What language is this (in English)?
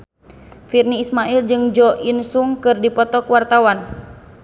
Sundanese